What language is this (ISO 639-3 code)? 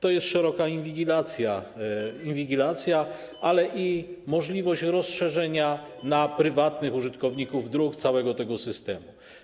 pol